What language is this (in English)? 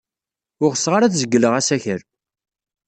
Kabyle